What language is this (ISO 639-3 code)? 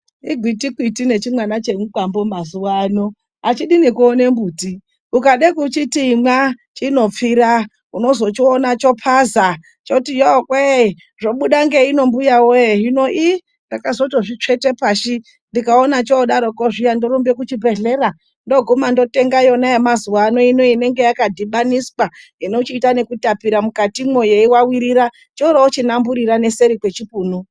ndc